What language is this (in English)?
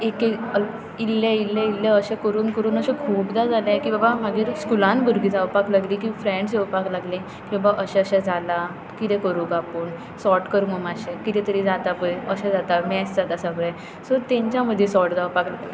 Konkani